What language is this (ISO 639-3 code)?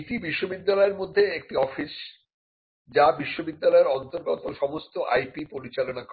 ben